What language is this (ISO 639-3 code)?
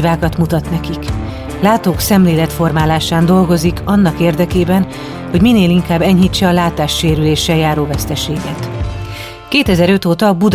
hun